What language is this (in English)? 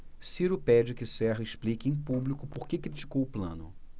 Portuguese